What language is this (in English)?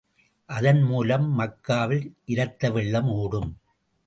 Tamil